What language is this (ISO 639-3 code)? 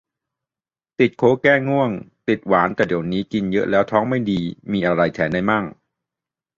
tha